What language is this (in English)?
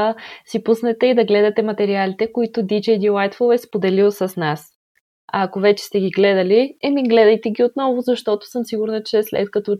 Bulgarian